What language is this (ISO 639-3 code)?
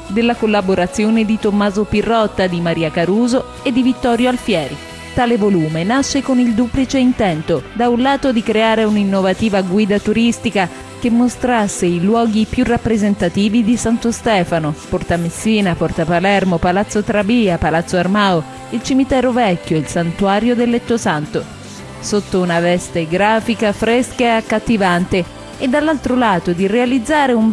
ita